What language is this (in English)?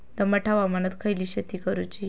Marathi